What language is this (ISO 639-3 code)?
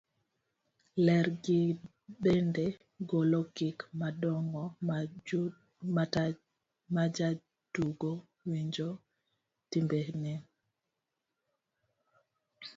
luo